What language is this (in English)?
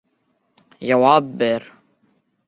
Bashkir